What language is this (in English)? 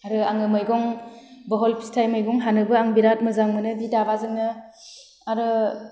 Bodo